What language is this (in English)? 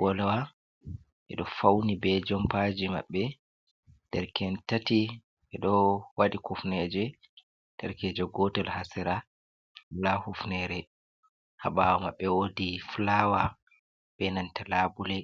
Fula